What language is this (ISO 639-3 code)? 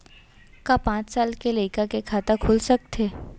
hne